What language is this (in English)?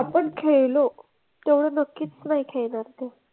Marathi